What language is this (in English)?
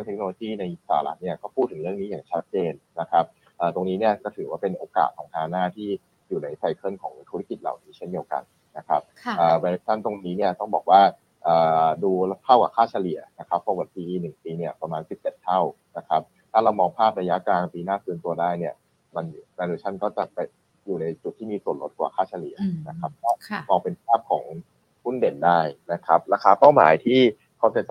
Thai